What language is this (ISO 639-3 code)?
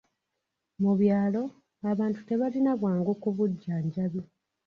lug